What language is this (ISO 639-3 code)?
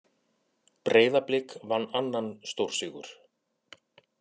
isl